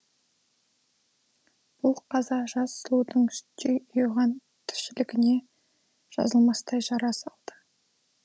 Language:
Kazakh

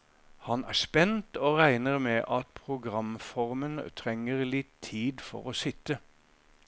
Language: Norwegian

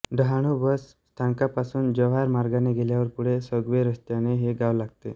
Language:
Marathi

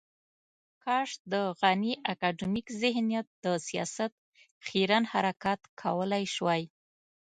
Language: Pashto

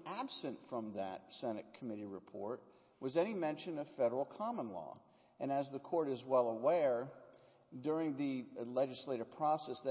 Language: English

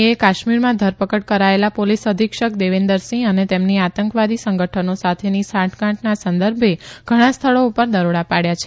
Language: Gujarati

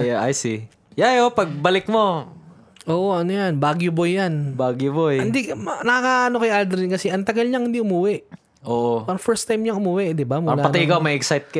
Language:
Filipino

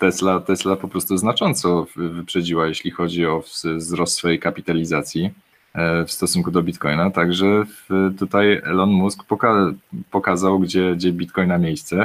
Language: Polish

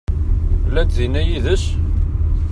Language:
Kabyle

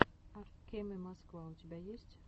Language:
Russian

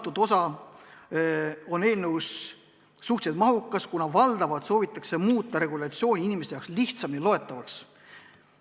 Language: Estonian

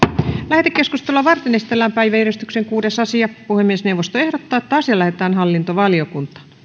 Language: Finnish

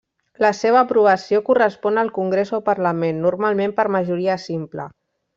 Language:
Catalan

